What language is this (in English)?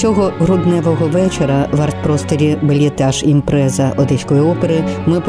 Ukrainian